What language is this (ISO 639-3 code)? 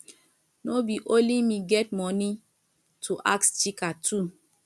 pcm